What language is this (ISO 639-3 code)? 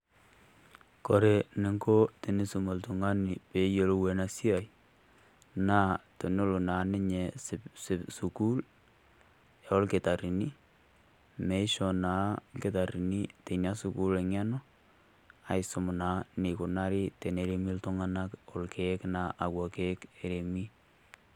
mas